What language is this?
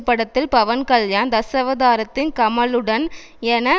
Tamil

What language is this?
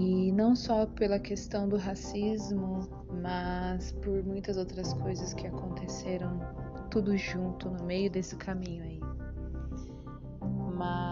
Portuguese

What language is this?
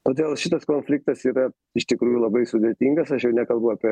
Lithuanian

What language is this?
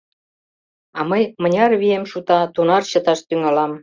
Mari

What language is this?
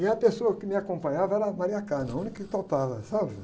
Portuguese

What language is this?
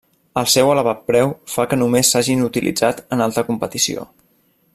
Catalan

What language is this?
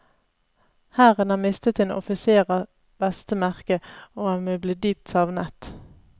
Norwegian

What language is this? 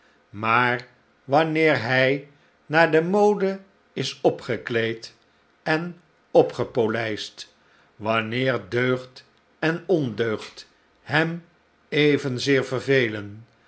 Dutch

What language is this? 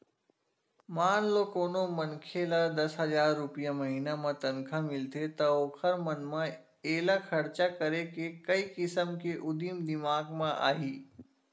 Chhattisgarhi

